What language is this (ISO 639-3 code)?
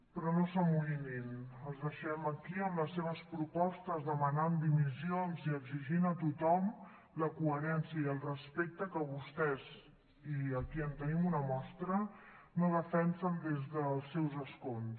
cat